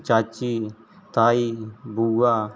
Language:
Dogri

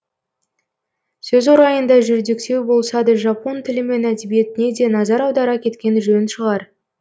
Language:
Kazakh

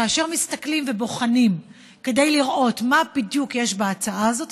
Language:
Hebrew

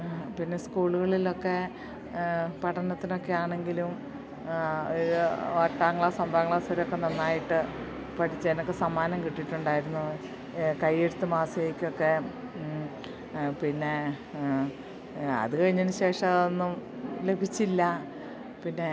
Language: Malayalam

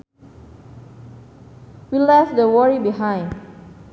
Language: Sundanese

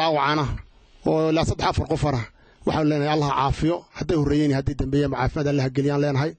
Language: Arabic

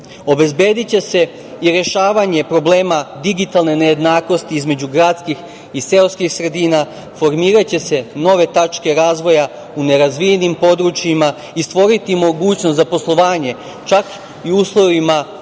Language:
Serbian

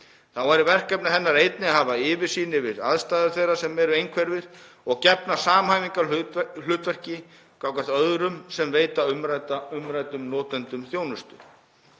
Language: Icelandic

